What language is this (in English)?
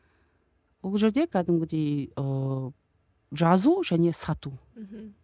Kazakh